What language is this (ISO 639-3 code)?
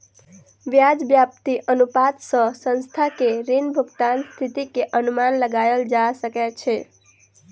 mai